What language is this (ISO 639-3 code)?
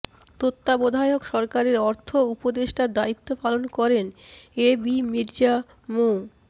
ben